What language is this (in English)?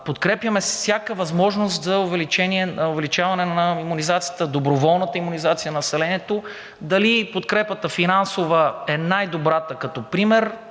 Bulgarian